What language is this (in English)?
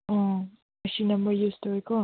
Manipuri